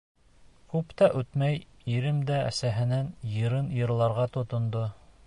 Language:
Bashkir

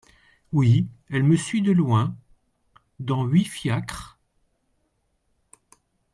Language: French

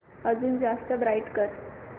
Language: Marathi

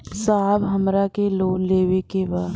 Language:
Bhojpuri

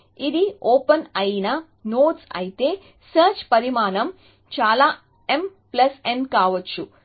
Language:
Telugu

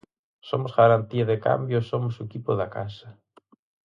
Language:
Galician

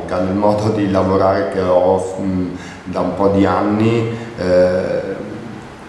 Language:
Italian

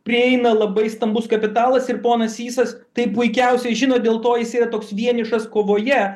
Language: Lithuanian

